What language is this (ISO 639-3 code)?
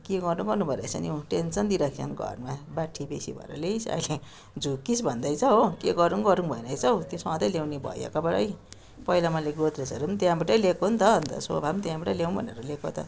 nep